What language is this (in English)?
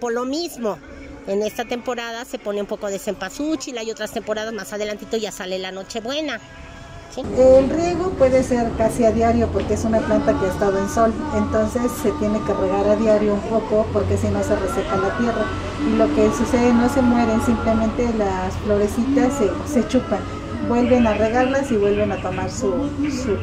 Spanish